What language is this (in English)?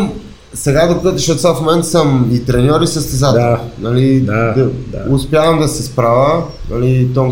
Bulgarian